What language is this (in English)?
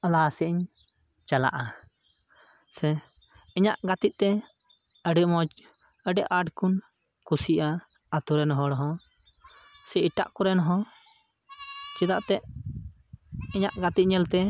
Santali